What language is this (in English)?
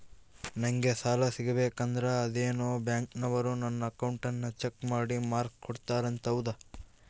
Kannada